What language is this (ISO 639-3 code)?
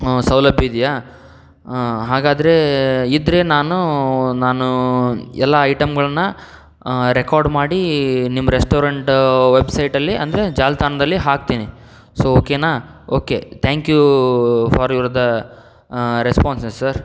kan